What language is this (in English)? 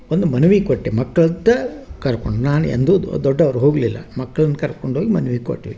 Kannada